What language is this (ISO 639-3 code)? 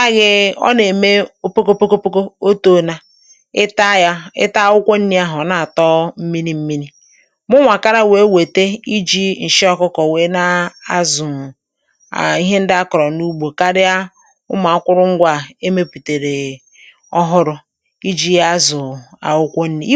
ibo